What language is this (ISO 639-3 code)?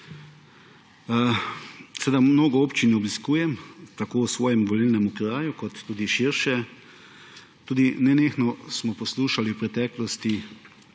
slv